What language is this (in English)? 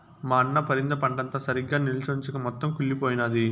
Telugu